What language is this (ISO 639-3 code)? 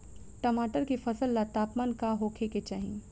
bho